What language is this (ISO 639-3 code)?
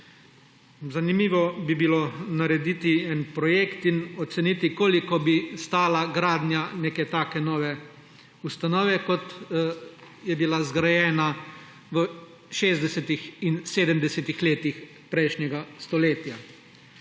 slv